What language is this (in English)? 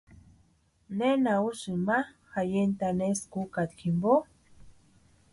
Western Highland Purepecha